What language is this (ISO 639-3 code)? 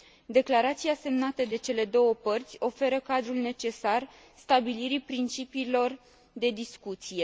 ron